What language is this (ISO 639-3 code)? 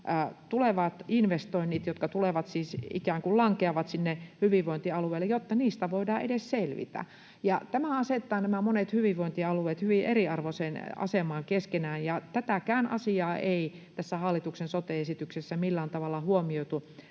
fin